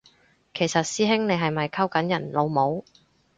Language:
Cantonese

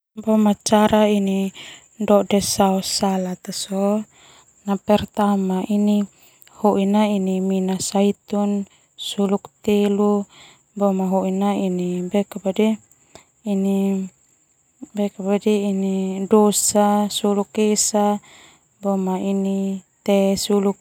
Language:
Termanu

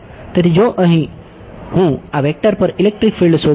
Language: Gujarati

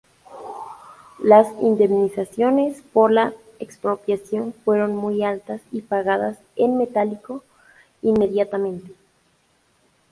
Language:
Spanish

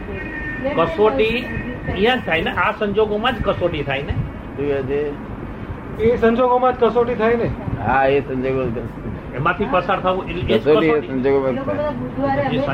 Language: Gujarati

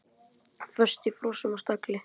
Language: Icelandic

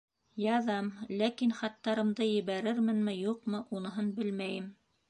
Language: Bashkir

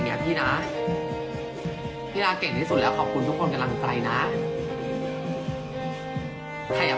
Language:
Thai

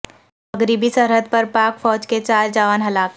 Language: Urdu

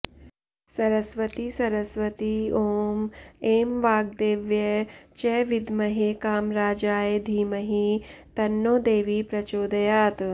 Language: Sanskrit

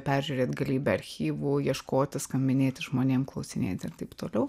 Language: Lithuanian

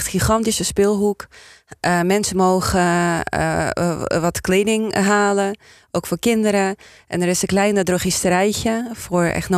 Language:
Dutch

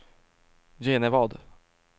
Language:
Swedish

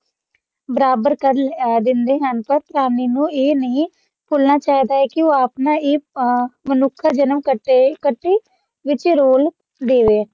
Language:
Punjabi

